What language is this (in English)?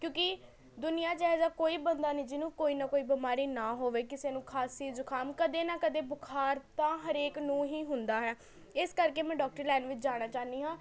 Punjabi